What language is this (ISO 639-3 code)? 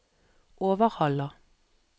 nor